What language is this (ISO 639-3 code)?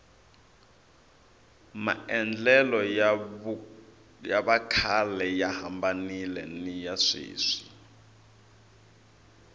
tso